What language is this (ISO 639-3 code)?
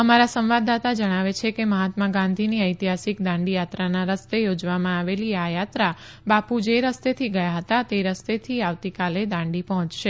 guj